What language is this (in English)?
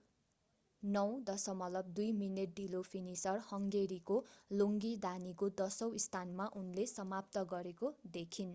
Nepali